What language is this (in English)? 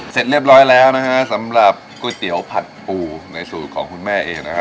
Thai